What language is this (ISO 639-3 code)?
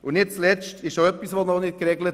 gsw